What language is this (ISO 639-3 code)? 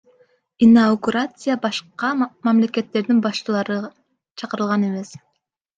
kir